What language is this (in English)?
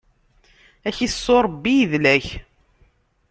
Kabyle